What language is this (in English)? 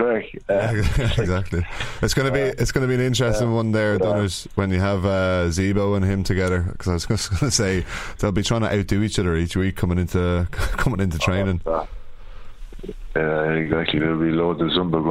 English